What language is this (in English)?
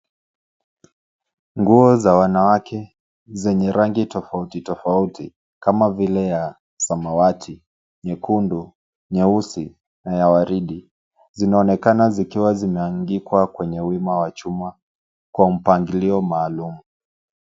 Swahili